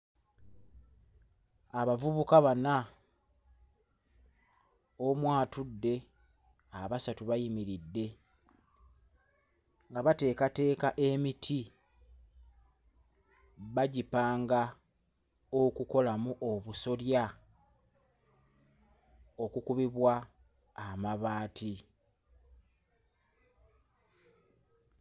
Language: Ganda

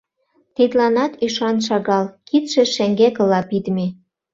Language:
Mari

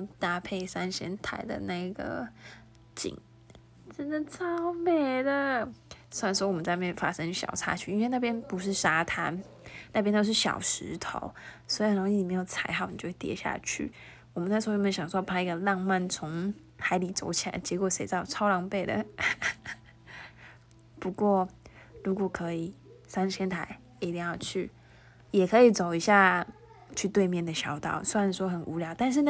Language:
Chinese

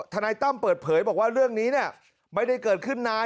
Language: Thai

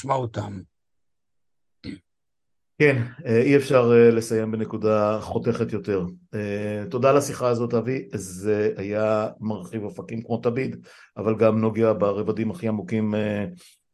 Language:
Hebrew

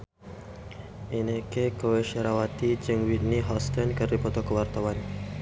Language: Sundanese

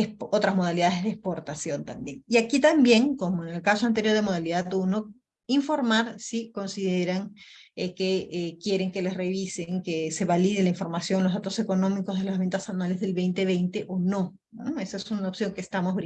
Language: Spanish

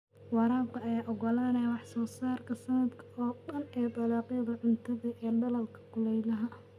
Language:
Somali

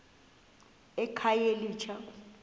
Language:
Xhosa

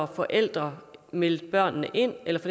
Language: Danish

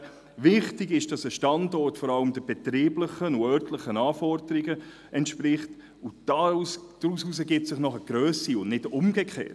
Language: Swiss German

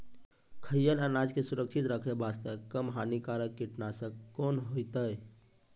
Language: Maithili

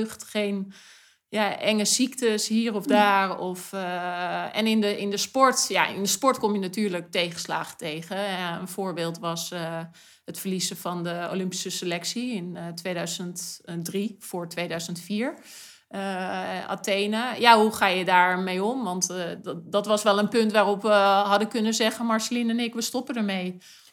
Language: Dutch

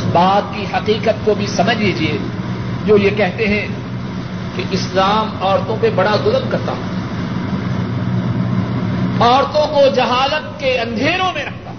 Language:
Urdu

